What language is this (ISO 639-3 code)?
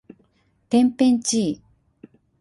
jpn